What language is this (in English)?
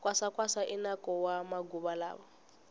Tsonga